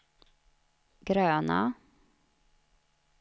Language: Swedish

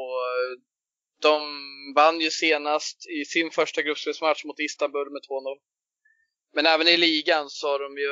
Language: Swedish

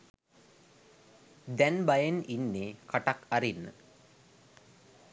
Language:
Sinhala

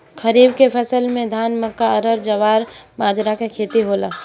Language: Bhojpuri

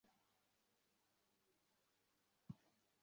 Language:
Bangla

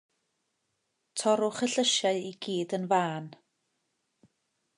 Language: Welsh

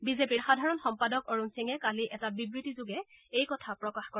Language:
Assamese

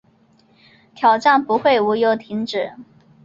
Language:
Chinese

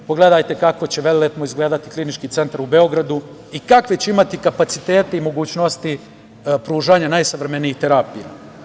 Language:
Serbian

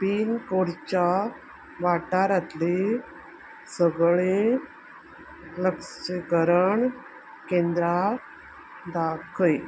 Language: Konkani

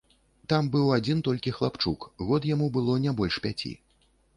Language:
Belarusian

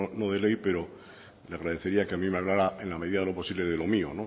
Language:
Spanish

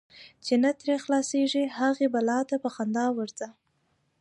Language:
Pashto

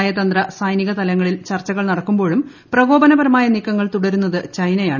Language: Malayalam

